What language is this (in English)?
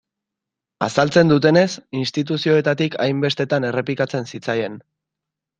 Basque